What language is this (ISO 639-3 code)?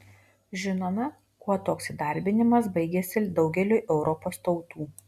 lit